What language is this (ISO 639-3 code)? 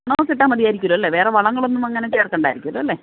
mal